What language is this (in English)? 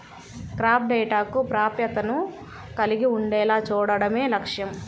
Telugu